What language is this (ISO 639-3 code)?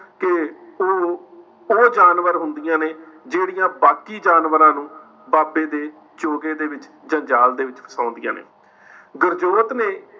pan